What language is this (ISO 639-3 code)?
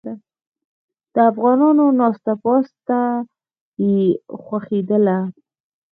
pus